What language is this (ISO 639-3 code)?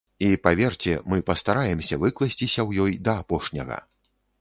bel